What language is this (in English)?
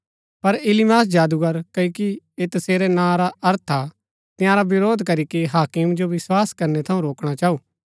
Gaddi